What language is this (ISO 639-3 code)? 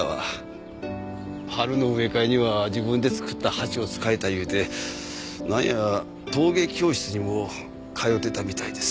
jpn